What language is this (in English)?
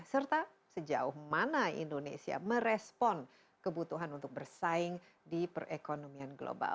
Indonesian